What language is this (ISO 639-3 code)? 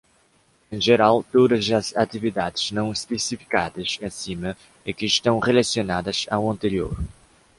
por